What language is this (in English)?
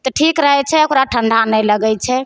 Maithili